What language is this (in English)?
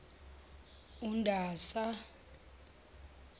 Zulu